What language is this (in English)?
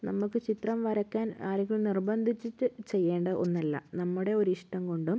Malayalam